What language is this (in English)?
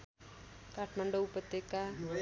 Nepali